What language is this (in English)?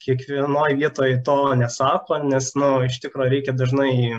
Lithuanian